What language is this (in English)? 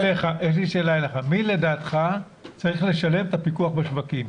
Hebrew